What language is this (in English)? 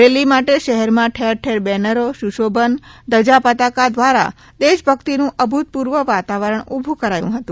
Gujarati